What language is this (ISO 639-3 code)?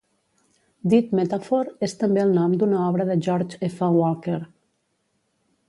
cat